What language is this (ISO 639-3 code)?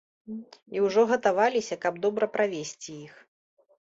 bel